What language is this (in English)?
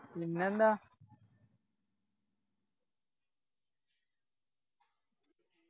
Malayalam